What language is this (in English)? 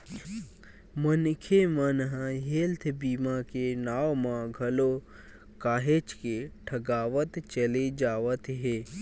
Chhattisgarhi